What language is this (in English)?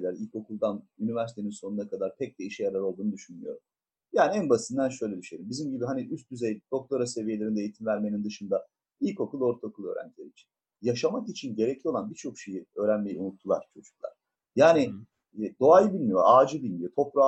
Turkish